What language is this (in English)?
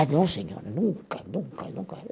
Portuguese